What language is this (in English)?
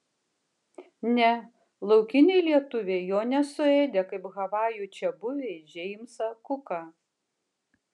Lithuanian